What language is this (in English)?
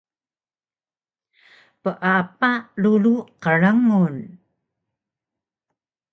Taroko